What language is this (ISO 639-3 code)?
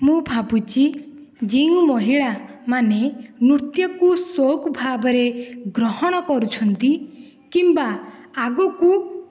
ori